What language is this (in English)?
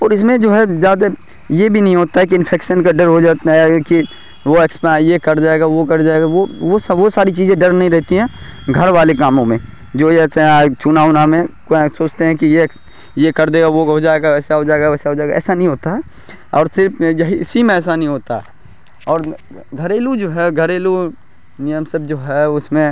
Urdu